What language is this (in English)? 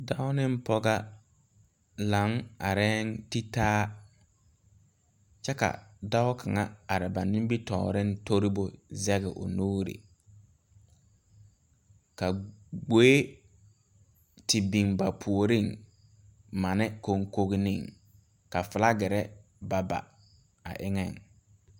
Southern Dagaare